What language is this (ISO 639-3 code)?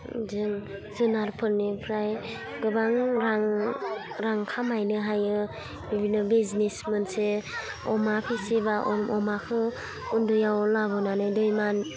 brx